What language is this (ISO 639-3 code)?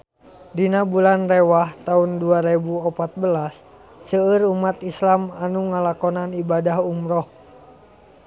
sun